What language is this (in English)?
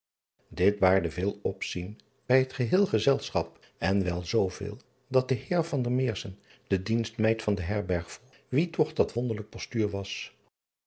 Dutch